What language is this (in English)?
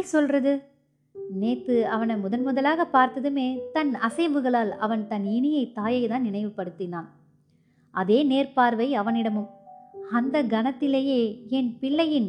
Tamil